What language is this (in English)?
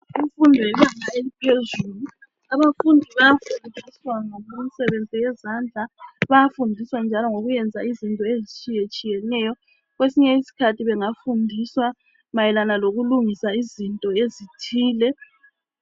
North Ndebele